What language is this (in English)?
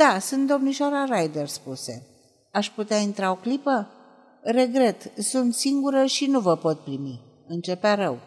Romanian